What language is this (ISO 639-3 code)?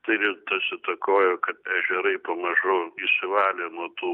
lit